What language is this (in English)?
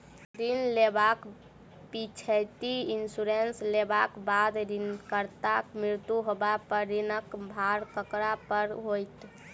Maithili